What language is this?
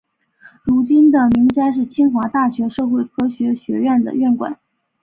Chinese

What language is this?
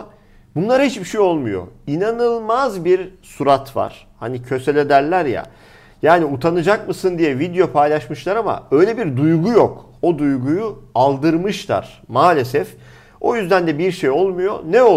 Turkish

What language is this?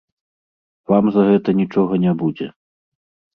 Belarusian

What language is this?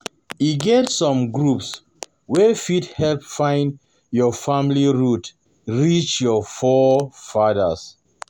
Nigerian Pidgin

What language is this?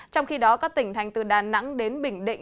Vietnamese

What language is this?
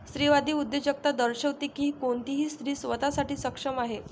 Marathi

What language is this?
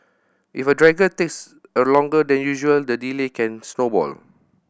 English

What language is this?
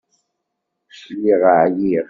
Kabyle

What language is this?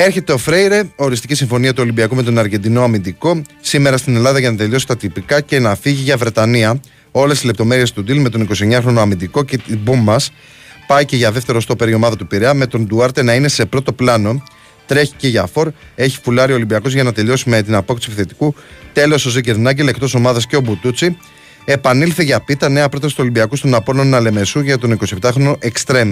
Greek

